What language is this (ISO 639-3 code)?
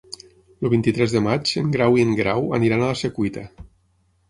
cat